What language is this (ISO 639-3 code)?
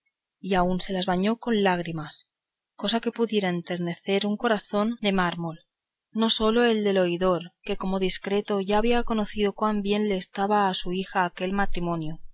spa